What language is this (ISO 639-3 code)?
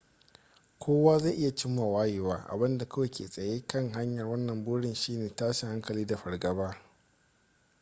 hau